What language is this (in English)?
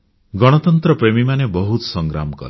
Odia